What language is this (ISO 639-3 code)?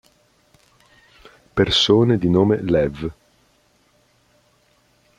ita